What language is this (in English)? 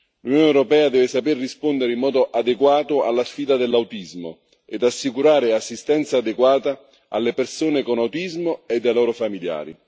Italian